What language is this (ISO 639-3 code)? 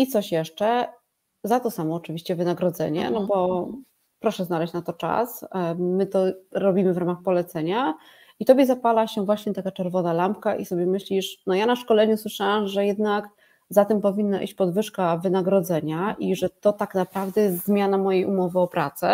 pol